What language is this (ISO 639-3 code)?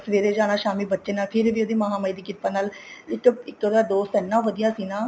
pan